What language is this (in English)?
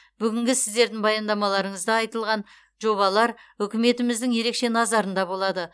Kazakh